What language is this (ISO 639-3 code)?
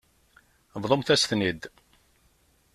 kab